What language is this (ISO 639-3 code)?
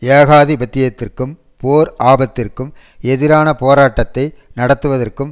tam